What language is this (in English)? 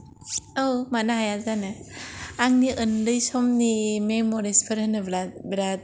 Bodo